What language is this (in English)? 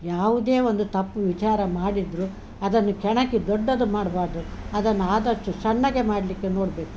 Kannada